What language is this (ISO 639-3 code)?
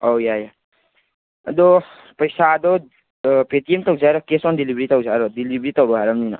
mni